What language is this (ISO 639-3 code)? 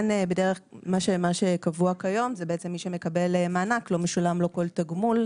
heb